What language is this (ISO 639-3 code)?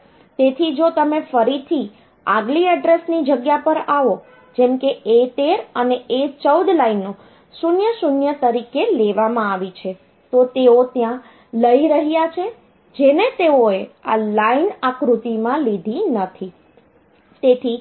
guj